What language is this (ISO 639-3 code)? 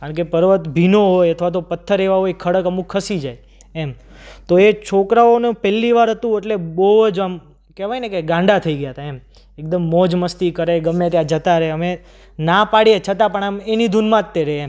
guj